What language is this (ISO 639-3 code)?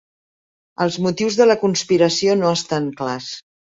cat